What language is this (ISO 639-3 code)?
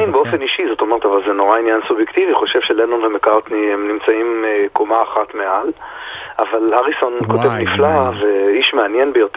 heb